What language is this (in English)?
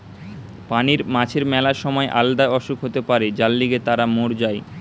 Bangla